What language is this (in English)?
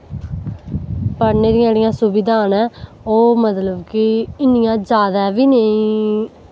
Dogri